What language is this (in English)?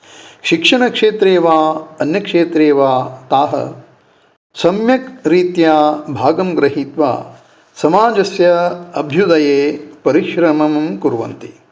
Sanskrit